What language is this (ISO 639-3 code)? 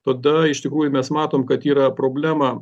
lit